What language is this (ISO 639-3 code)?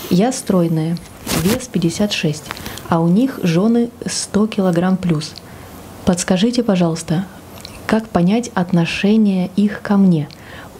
rus